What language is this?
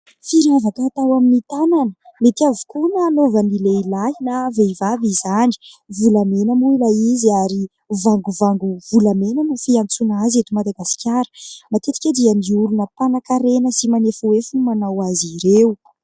Malagasy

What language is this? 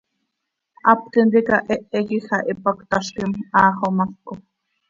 Seri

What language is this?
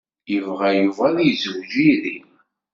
Kabyle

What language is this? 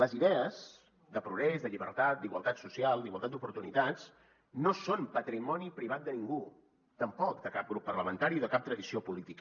Catalan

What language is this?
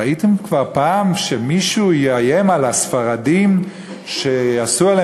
Hebrew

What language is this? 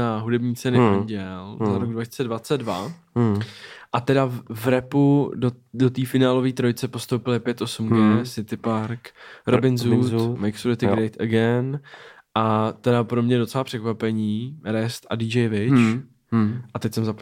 Czech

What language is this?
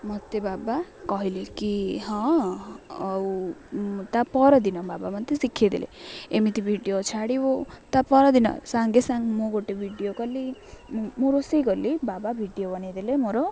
Odia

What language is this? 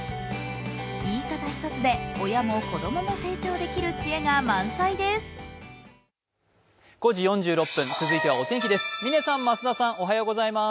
Japanese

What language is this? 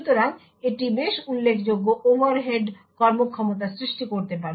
Bangla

